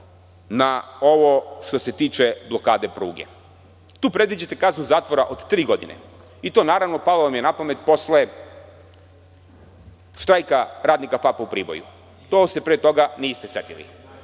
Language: Serbian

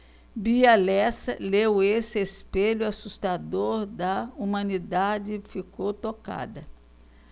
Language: Portuguese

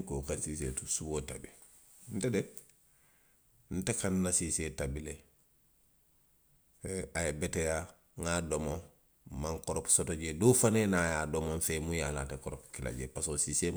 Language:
Western Maninkakan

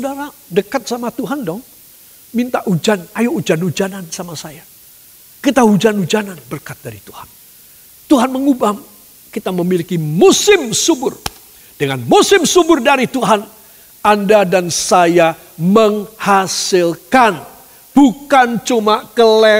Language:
Indonesian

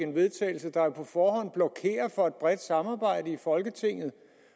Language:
Danish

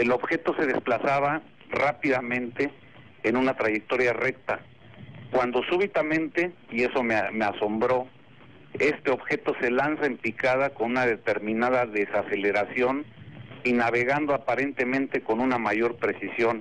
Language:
Spanish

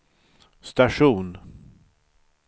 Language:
Swedish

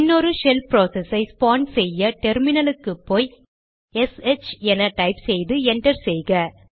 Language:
Tamil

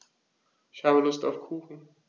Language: German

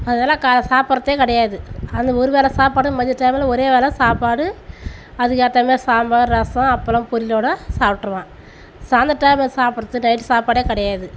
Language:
Tamil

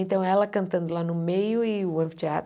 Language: Portuguese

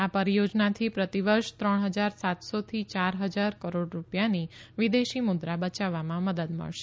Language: Gujarati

